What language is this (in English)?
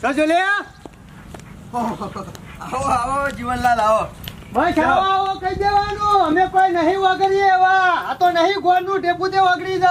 Gujarati